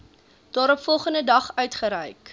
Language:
Afrikaans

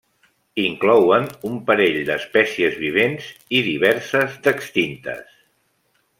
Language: Catalan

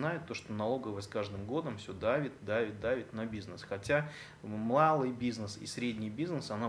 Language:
Russian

